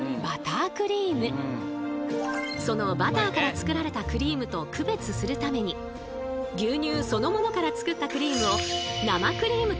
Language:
Japanese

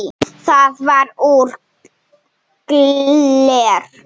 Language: Icelandic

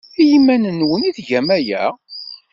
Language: Kabyle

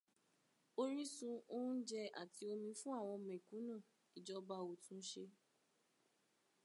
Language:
Yoruba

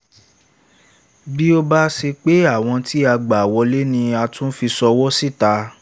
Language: Yoruba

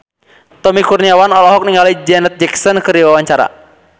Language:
Sundanese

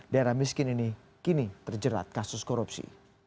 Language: Indonesian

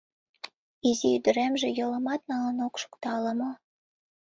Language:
Mari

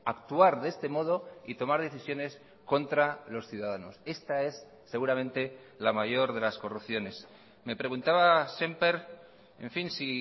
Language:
Spanish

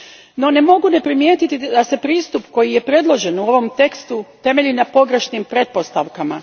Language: Croatian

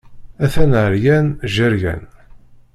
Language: Kabyle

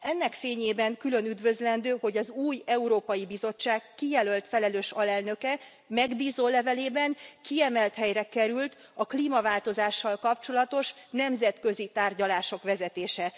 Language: Hungarian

